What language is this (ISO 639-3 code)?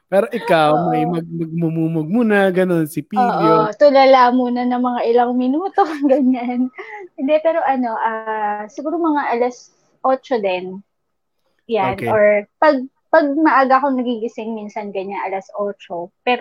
fil